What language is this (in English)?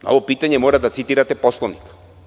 Serbian